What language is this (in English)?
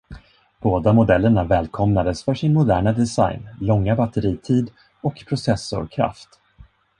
Swedish